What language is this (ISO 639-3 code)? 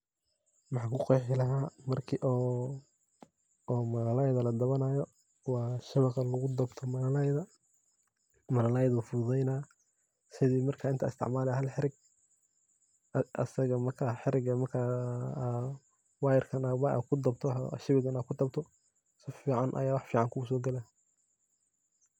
som